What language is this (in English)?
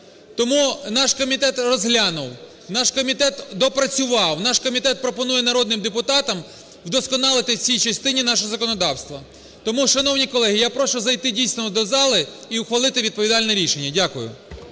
Ukrainian